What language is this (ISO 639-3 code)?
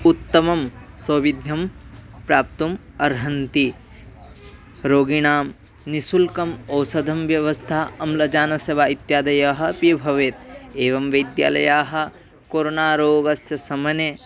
san